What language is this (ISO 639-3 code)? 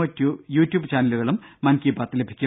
mal